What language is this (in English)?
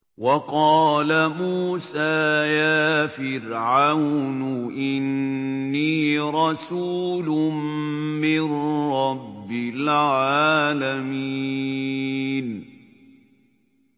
Arabic